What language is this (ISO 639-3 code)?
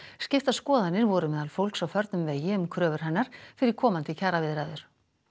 isl